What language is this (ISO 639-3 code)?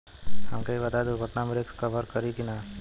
bho